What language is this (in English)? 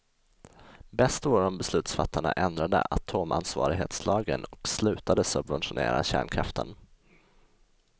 Swedish